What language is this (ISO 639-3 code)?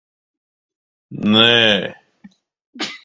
lav